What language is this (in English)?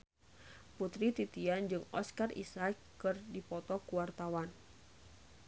Sundanese